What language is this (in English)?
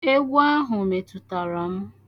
Igbo